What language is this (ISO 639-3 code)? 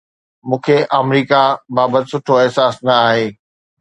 snd